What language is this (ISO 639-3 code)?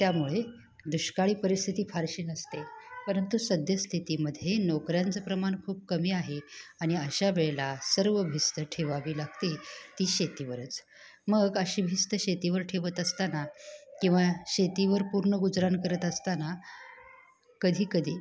mar